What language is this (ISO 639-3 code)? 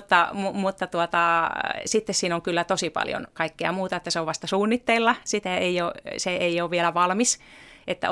fin